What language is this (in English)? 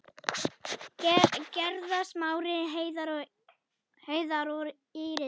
Icelandic